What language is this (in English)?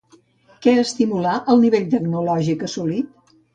Catalan